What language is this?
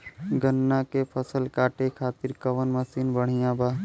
Bhojpuri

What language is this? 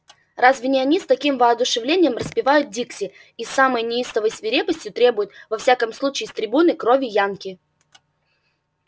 Russian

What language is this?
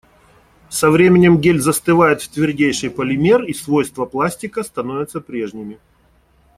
Russian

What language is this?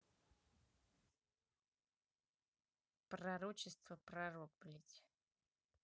Russian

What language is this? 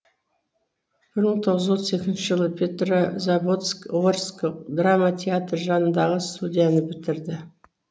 Kazakh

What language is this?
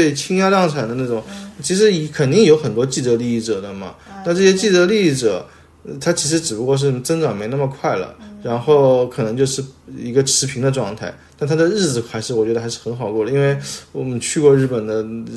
Chinese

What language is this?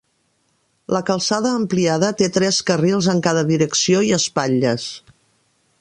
Catalan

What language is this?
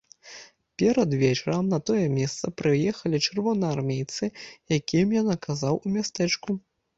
Belarusian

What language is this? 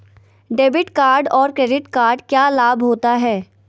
Magahi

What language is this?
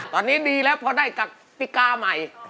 Thai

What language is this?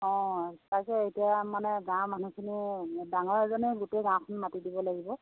Assamese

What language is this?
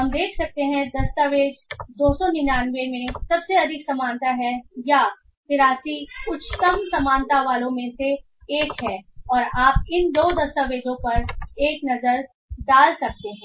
Hindi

